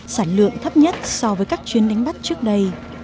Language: Vietnamese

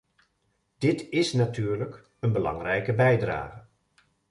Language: Dutch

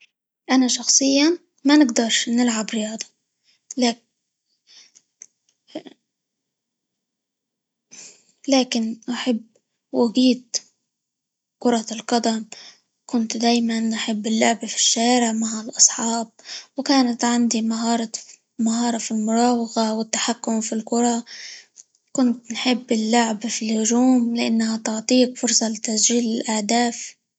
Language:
Libyan Arabic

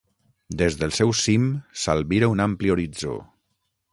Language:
Catalan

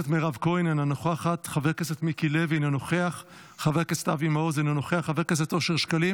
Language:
Hebrew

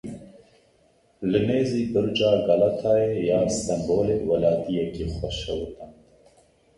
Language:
Kurdish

